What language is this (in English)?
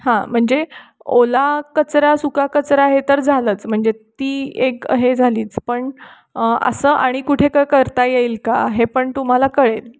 Marathi